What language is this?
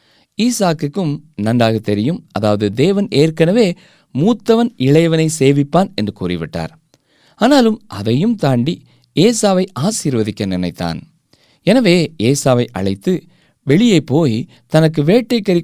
Tamil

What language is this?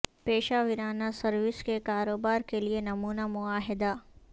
Urdu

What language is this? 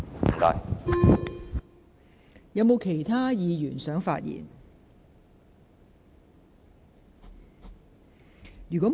Cantonese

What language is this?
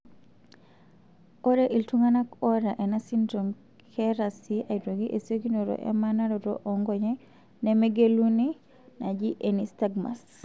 Masai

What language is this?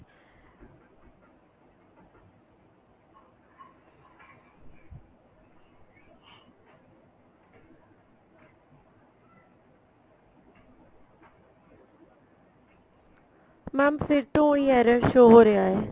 Punjabi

